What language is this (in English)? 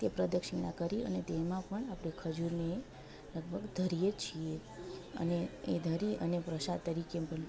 Gujarati